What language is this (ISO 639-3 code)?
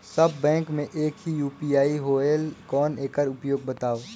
hne